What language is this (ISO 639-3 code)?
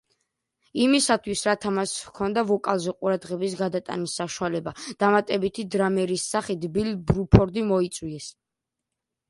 kat